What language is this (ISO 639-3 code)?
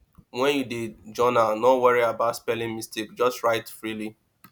pcm